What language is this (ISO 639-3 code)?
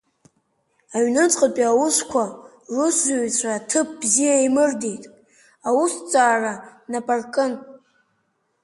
abk